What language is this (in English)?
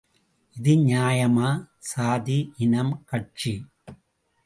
Tamil